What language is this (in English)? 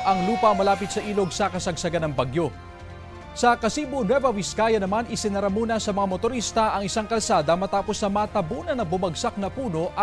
Filipino